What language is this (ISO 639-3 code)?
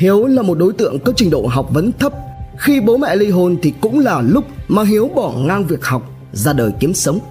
vie